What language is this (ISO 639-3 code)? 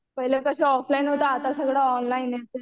mar